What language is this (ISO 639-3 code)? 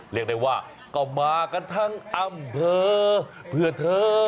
tha